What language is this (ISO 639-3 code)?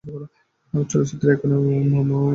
ben